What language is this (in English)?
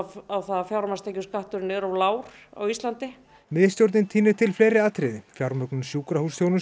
Icelandic